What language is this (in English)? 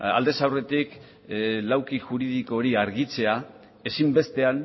Basque